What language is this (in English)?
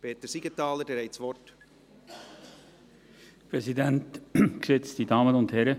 Swiss German